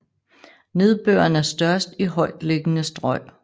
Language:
Danish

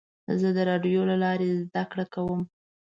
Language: Pashto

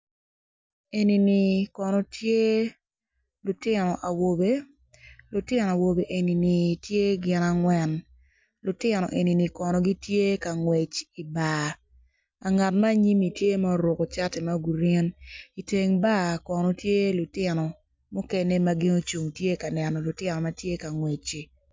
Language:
Acoli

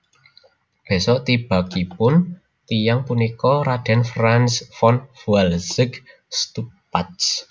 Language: Javanese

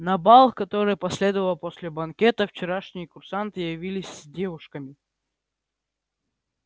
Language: Russian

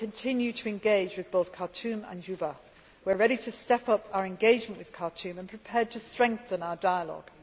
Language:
English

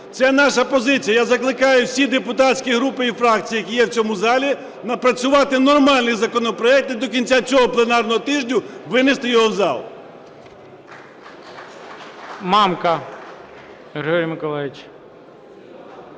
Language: Ukrainian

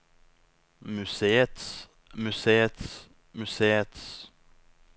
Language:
Norwegian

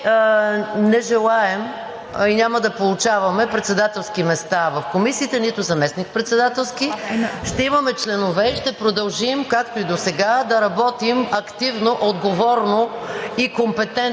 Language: Bulgarian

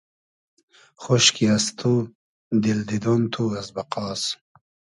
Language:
Hazaragi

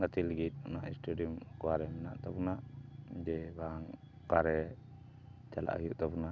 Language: Santali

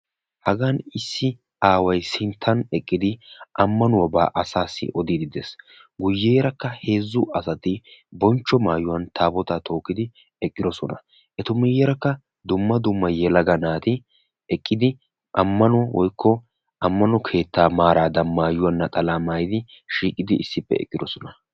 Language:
Wolaytta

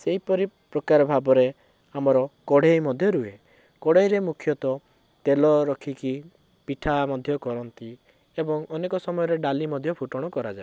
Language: Odia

